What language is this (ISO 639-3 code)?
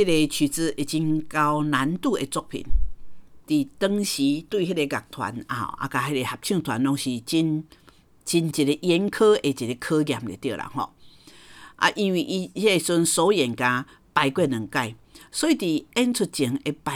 zho